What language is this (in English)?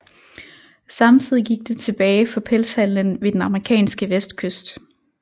Danish